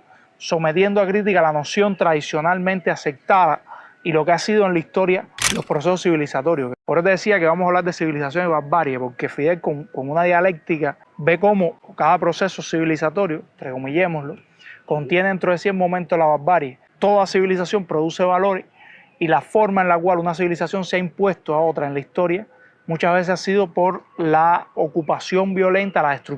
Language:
Spanish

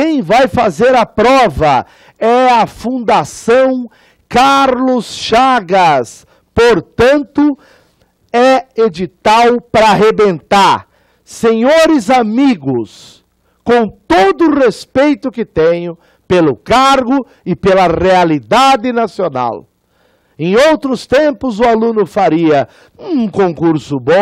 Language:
Portuguese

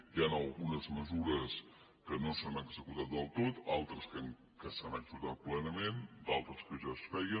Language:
Catalan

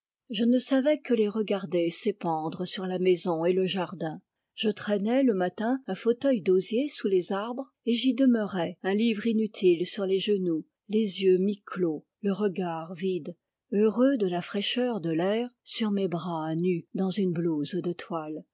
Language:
French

